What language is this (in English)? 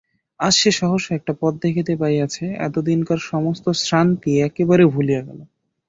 Bangla